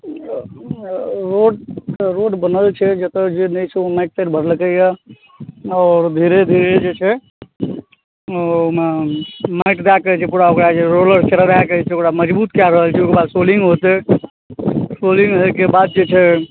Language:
Maithili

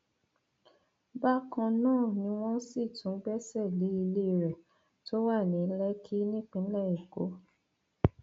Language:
Yoruba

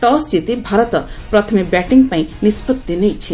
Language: Odia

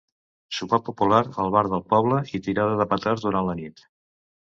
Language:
Catalan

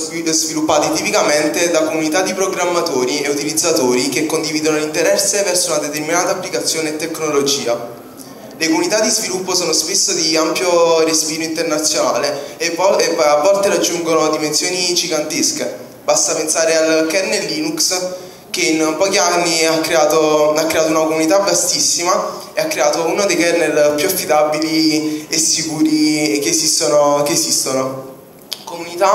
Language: Italian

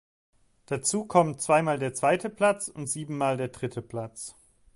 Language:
German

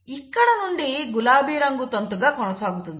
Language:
Telugu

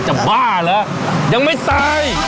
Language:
Thai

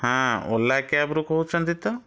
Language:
Odia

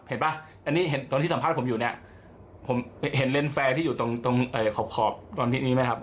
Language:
Thai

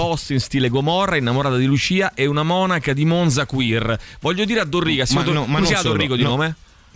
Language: Italian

